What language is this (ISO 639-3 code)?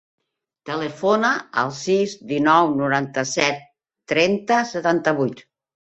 cat